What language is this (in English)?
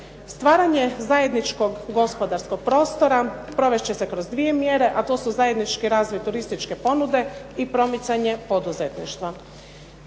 Croatian